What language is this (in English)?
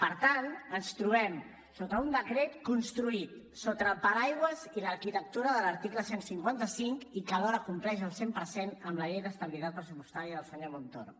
Catalan